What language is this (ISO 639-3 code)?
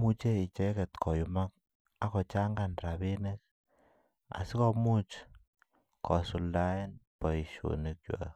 kln